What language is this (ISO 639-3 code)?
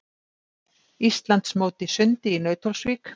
isl